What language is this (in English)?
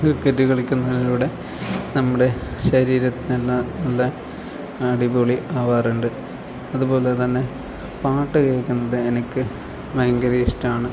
Malayalam